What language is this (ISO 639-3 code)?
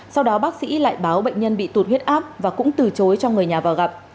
vie